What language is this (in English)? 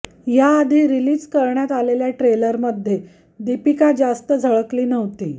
Marathi